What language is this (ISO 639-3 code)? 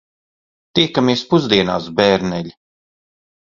lav